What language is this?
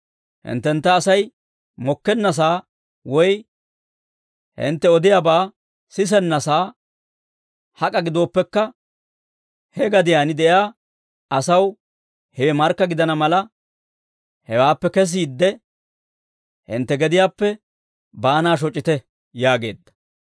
Dawro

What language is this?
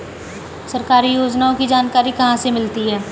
Hindi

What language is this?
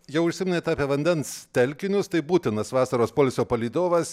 Lithuanian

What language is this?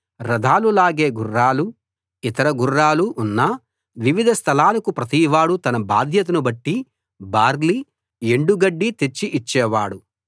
Telugu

